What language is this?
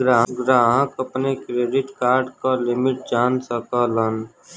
Bhojpuri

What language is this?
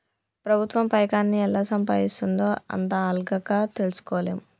Telugu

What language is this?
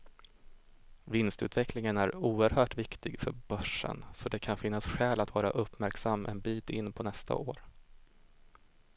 Swedish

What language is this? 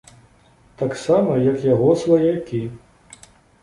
Belarusian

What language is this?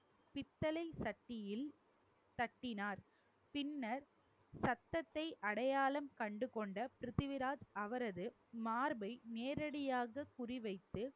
Tamil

